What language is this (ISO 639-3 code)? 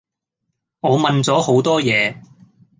yue